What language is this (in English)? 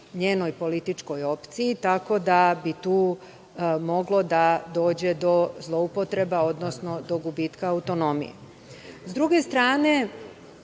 Serbian